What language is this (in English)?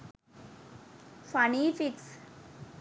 Sinhala